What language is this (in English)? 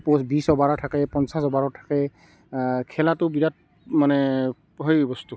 Assamese